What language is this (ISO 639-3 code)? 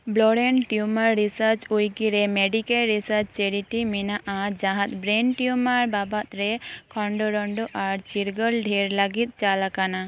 sat